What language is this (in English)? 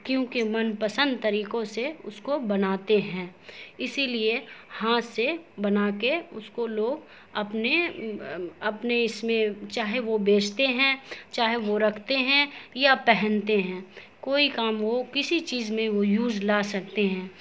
Urdu